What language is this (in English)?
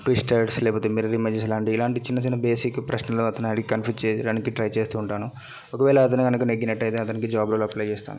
Telugu